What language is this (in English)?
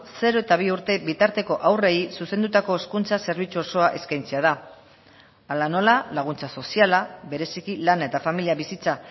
Basque